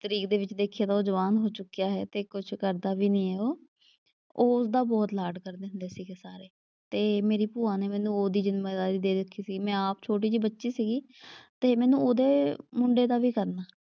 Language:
Punjabi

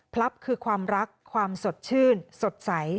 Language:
Thai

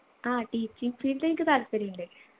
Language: Malayalam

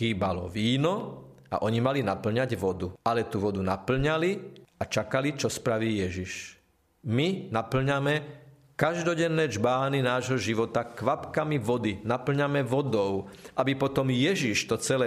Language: Slovak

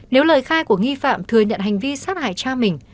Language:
Vietnamese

